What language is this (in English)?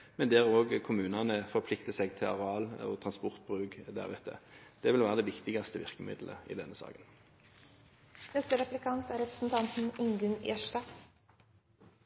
Norwegian